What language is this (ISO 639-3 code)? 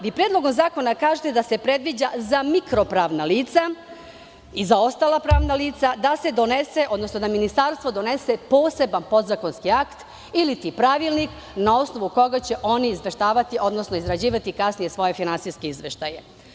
srp